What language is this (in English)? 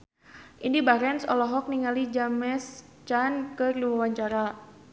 Sundanese